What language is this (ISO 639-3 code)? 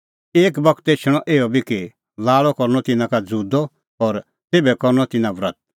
kfx